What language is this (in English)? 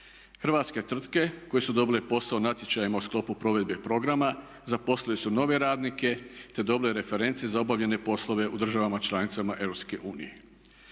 Croatian